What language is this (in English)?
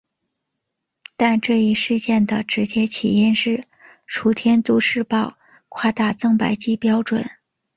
Chinese